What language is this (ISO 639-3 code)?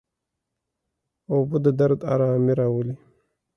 pus